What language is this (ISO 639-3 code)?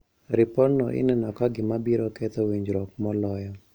luo